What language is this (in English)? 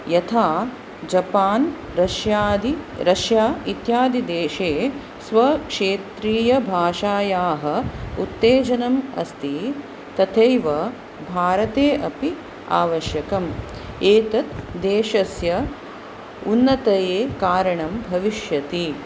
Sanskrit